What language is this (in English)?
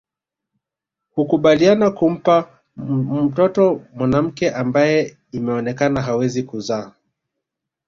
Swahili